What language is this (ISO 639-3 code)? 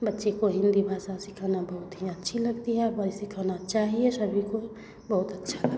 hin